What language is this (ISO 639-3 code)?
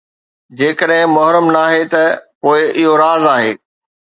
snd